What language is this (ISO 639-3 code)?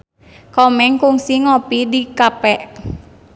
sun